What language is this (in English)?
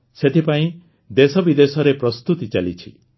Odia